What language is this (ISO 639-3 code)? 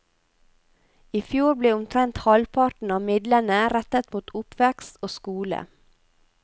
nor